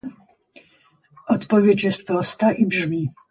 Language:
Polish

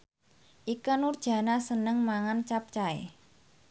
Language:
Javanese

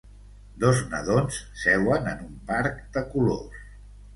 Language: Catalan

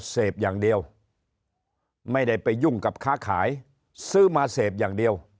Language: Thai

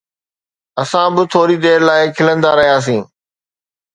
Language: Sindhi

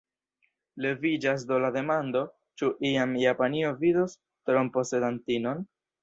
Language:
Esperanto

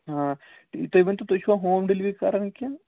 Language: Kashmiri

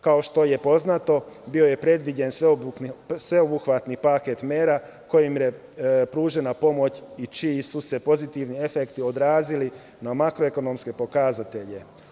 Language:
Serbian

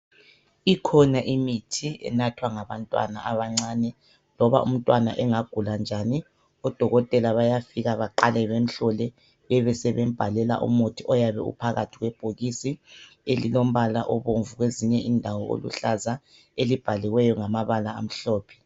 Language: North Ndebele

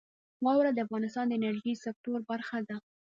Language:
Pashto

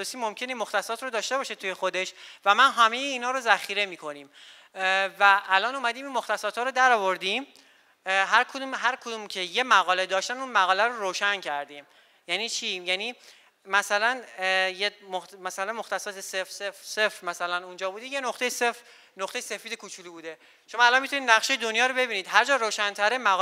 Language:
Persian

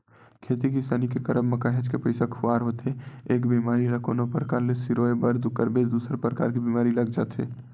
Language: Chhattisgarhi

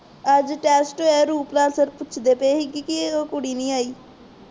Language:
Punjabi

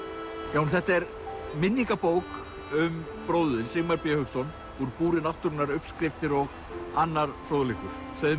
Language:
Icelandic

